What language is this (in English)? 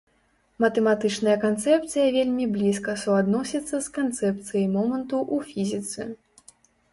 Belarusian